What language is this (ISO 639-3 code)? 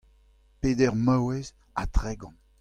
bre